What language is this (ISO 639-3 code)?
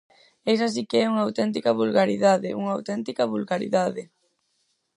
glg